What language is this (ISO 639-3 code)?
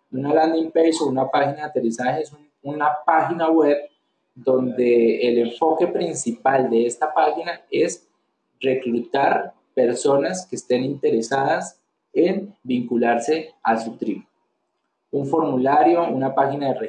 spa